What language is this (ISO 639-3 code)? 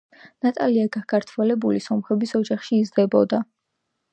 kat